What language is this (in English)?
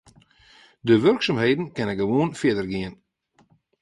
Western Frisian